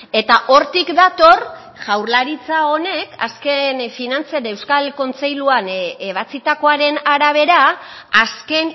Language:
Basque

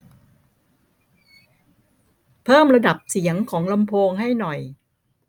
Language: Thai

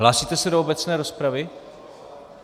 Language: Czech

